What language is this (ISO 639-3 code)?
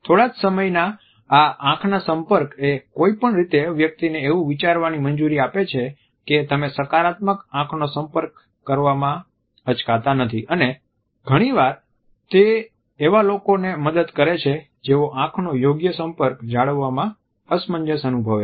guj